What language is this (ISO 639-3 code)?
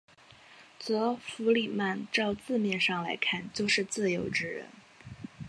zho